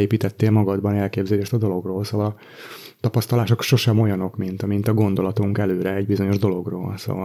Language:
Hungarian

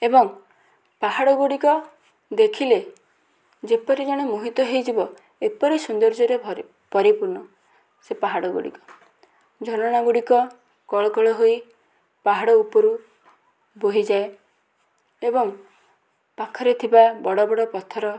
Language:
Odia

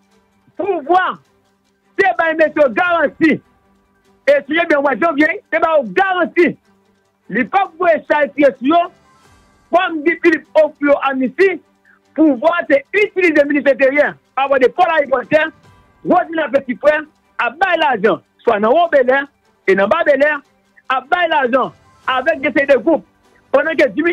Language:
French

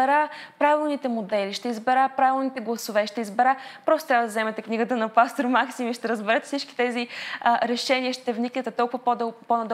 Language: Bulgarian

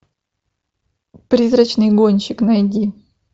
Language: Russian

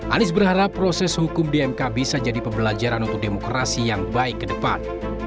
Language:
Indonesian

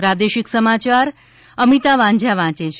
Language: Gujarati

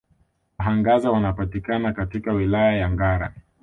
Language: Swahili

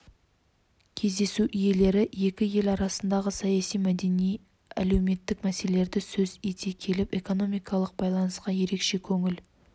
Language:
Kazakh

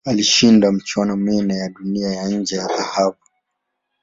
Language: Swahili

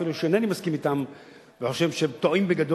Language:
Hebrew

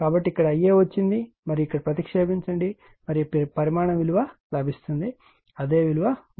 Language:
Telugu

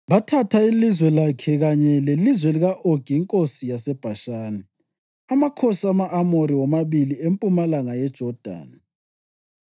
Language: North Ndebele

